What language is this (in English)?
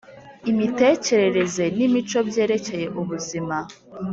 Kinyarwanda